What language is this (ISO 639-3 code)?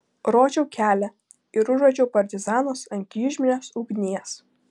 lit